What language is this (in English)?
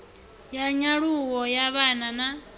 Venda